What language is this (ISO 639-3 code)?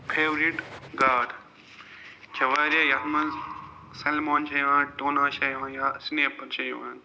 kas